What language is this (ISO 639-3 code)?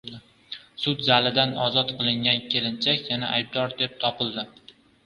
uzb